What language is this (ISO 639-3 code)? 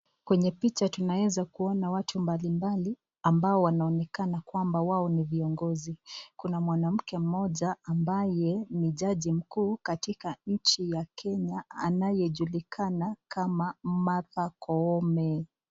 swa